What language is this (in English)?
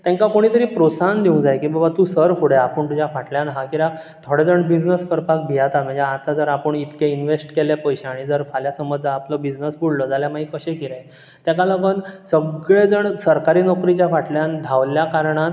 Konkani